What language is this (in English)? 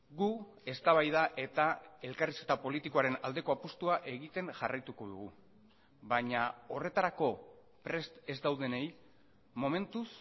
Basque